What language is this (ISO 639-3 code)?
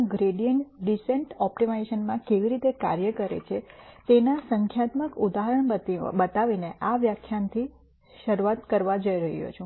guj